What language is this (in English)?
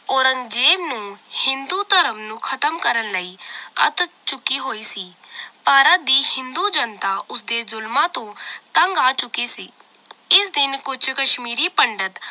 Punjabi